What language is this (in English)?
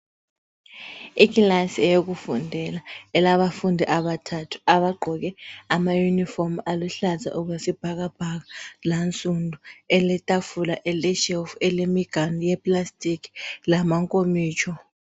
North Ndebele